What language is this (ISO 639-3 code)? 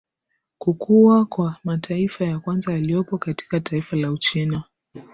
swa